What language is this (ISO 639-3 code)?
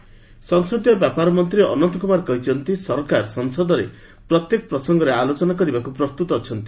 ori